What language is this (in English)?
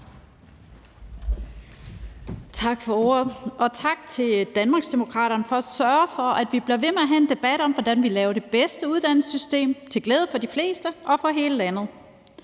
Danish